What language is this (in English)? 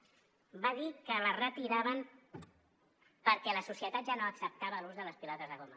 Catalan